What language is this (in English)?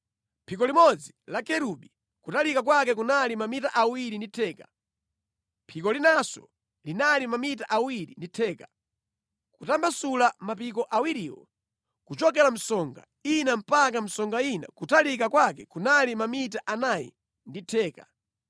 Nyanja